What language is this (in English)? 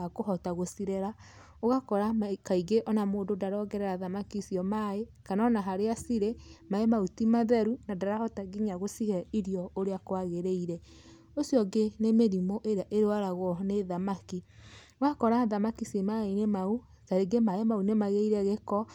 Kikuyu